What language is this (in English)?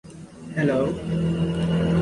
English